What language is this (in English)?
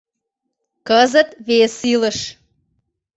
Mari